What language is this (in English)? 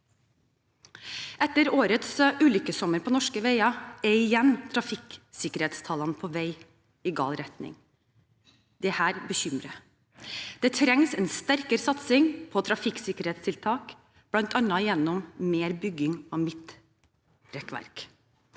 Norwegian